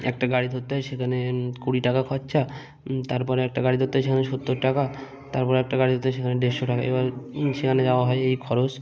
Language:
Bangla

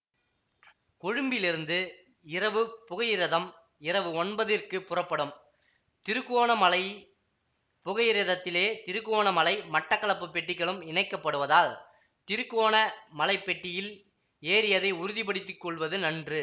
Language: Tamil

